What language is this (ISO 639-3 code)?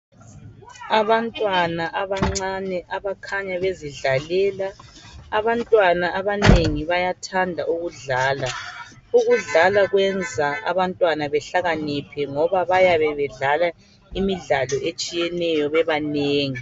nde